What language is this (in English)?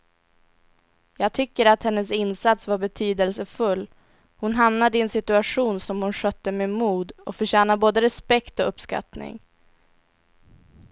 Swedish